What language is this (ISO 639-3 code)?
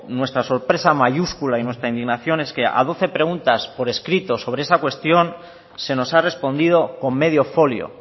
spa